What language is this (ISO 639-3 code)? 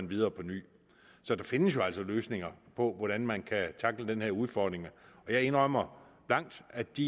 dan